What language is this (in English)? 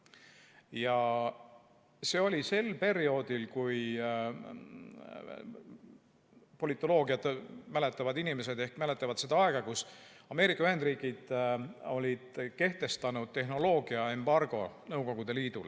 Estonian